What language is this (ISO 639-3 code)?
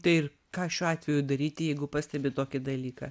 lit